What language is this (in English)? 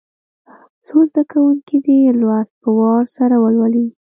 Pashto